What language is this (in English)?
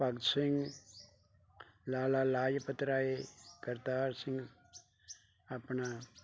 Punjabi